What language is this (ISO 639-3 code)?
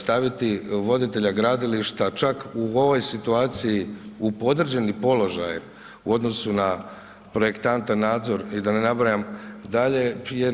hrv